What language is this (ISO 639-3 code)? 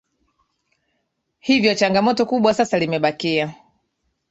swa